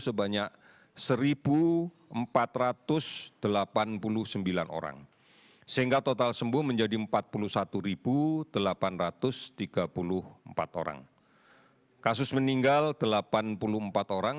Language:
Indonesian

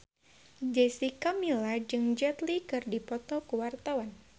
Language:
Sundanese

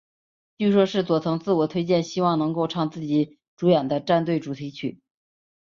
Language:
Chinese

